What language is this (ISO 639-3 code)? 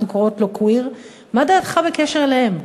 heb